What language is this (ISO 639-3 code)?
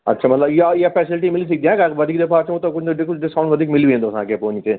snd